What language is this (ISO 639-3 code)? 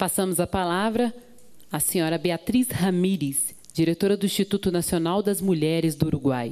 por